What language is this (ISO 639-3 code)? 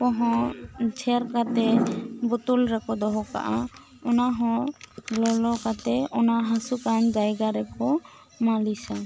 sat